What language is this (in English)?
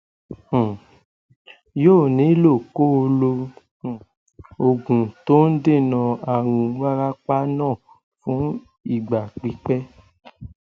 Yoruba